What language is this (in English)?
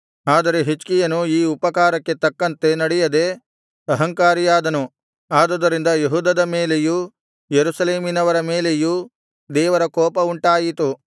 Kannada